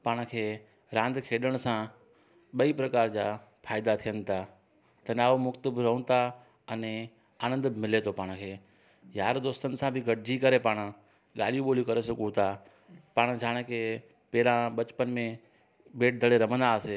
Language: Sindhi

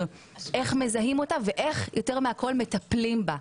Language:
Hebrew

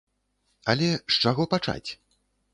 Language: Belarusian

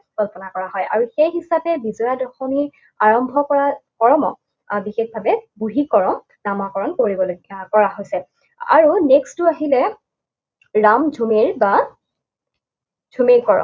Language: Assamese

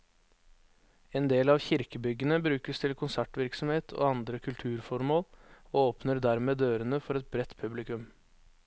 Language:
Norwegian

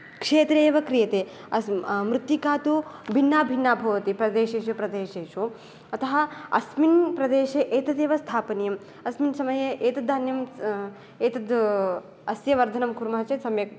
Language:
Sanskrit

